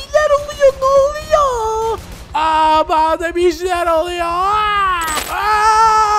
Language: Turkish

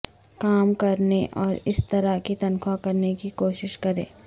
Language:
Urdu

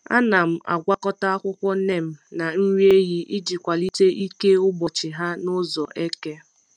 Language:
Igbo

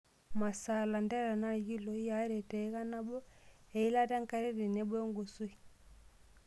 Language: Masai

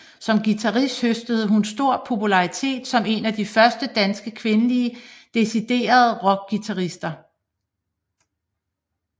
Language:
Danish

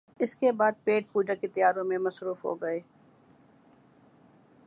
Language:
Urdu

